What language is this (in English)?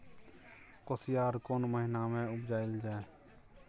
Maithili